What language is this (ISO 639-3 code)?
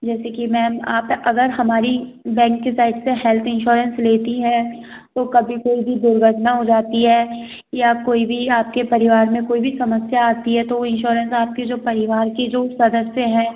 hin